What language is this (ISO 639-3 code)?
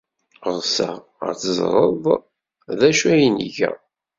kab